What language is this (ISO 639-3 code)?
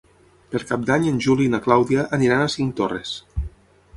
cat